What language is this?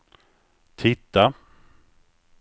Swedish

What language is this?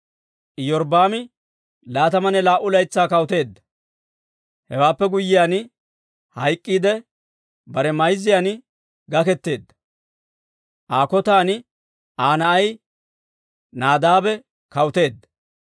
Dawro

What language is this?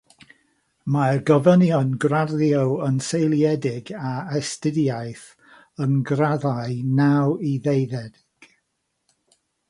Welsh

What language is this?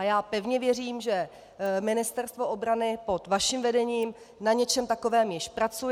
Czech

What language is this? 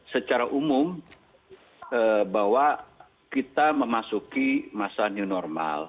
Indonesian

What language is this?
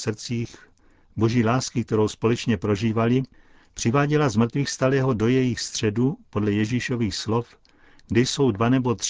Czech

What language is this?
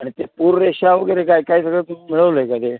Marathi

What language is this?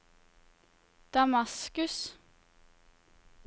Norwegian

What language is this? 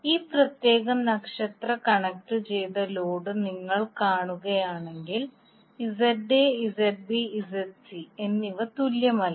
Malayalam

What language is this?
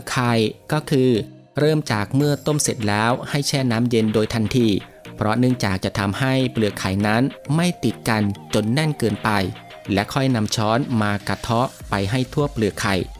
Thai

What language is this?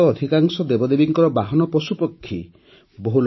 Odia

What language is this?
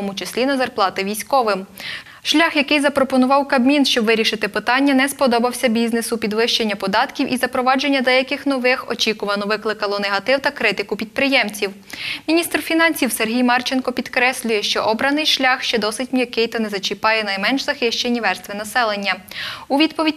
Ukrainian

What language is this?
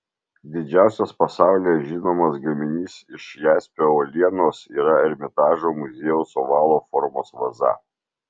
Lithuanian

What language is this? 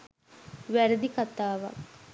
Sinhala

